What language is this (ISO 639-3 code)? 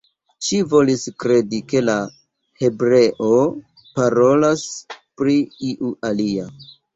epo